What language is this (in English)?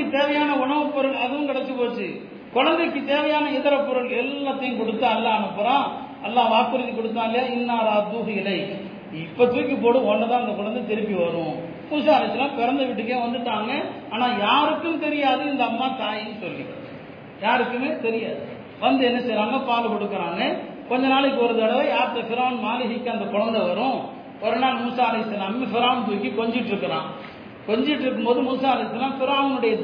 Tamil